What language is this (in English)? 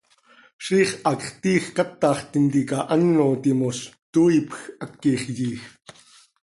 Seri